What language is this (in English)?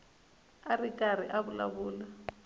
Tsonga